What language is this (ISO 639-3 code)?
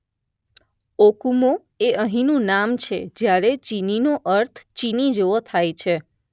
guj